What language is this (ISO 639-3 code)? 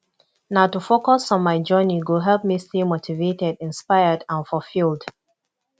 pcm